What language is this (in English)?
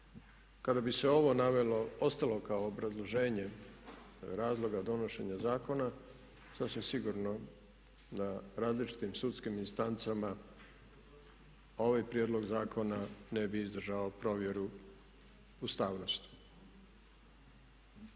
Croatian